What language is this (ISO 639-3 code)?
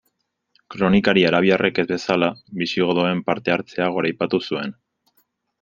eus